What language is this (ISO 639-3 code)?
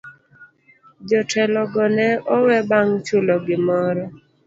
luo